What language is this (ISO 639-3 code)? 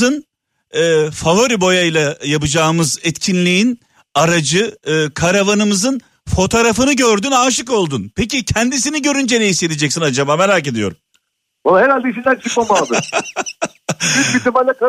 tur